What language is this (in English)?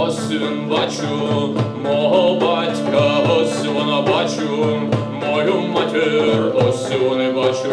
Ukrainian